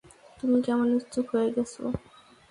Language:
Bangla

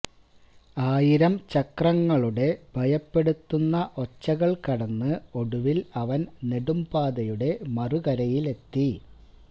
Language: Malayalam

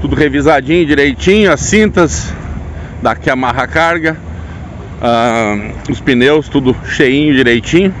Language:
Portuguese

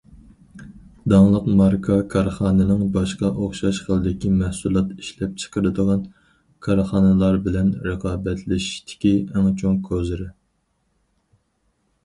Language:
Uyghur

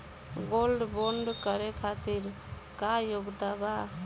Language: Bhojpuri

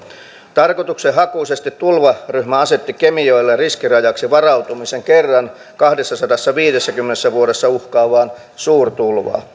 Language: Finnish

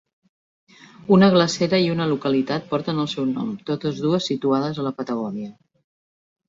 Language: Catalan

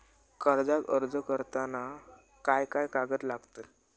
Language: Marathi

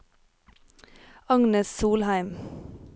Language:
Norwegian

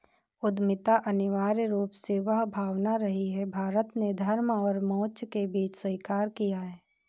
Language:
Hindi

